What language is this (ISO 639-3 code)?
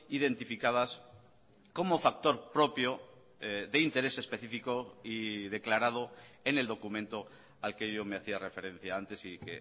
spa